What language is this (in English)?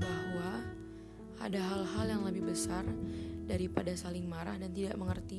Indonesian